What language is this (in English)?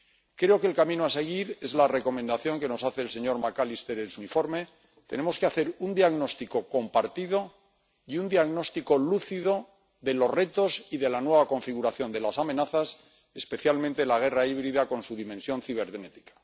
Spanish